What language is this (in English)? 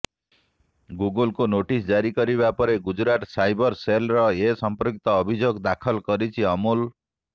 Odia